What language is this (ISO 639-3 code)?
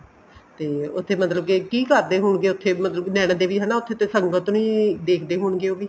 pan